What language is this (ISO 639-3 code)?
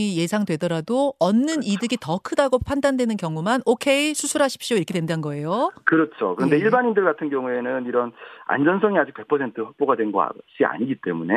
kor